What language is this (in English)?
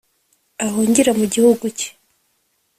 Kinyarwanda